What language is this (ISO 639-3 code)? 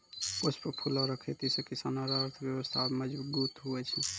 mai